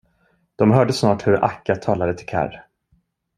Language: Swedish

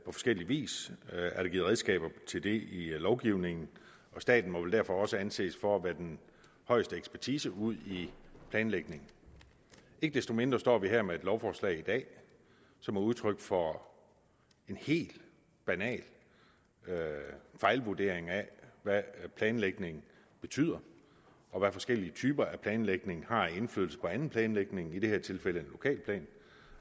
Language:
Danish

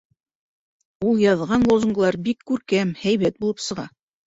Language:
Bashkir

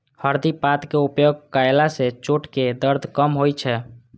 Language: Maithili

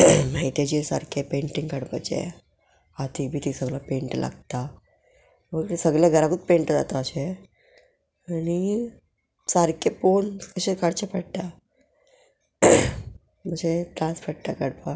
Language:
Konkani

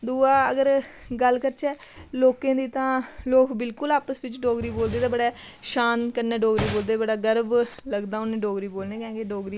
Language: Dogri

